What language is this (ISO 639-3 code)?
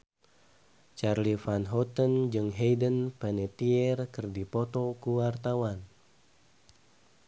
sun